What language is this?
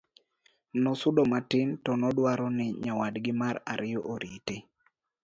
Luo (Kenya and Tanzania)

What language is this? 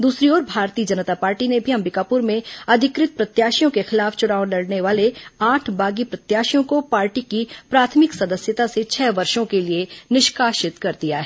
Hindi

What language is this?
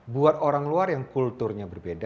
Indonesian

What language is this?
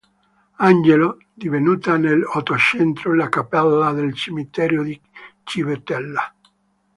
Italian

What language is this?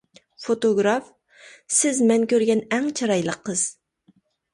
Uyghur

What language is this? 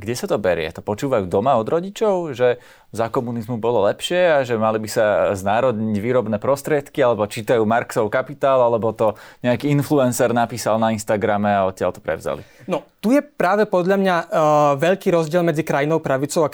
Slovak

